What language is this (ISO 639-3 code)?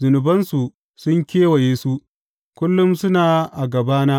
hau